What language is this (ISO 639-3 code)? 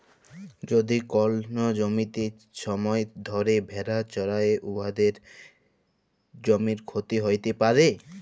ben